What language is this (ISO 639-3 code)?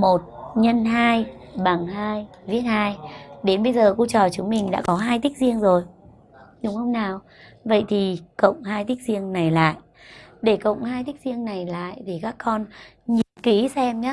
vie